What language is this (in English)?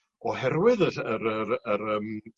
Welsh